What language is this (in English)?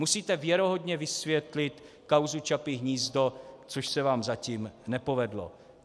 Czech